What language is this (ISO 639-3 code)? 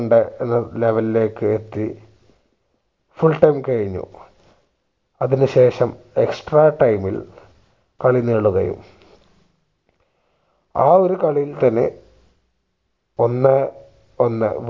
mal